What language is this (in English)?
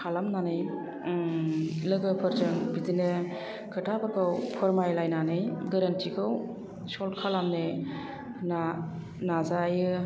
Bodo